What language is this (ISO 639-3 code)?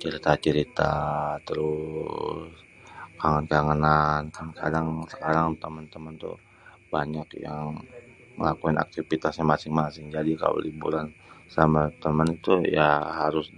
bew